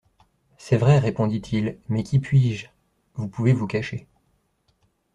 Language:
French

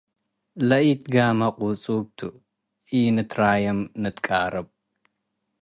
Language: Tigre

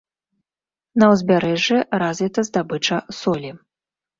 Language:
Belarusian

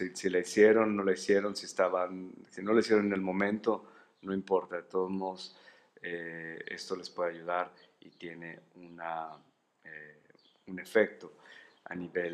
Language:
Spanish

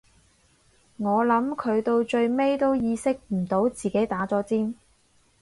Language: Cantonese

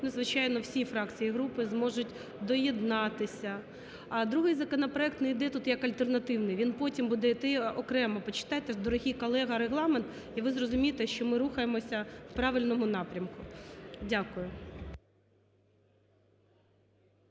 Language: Ukrainian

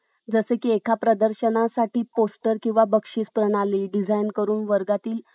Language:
Marathi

